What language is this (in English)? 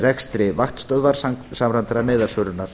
Icelandic